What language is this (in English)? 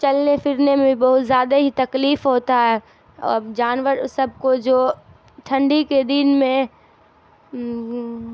Urdu